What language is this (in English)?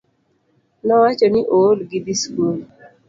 Luo (Kenya and Tanzania)